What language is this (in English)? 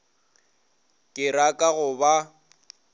Northern Sotho